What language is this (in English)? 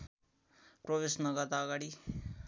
Nepali